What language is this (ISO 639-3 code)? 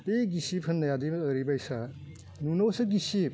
brx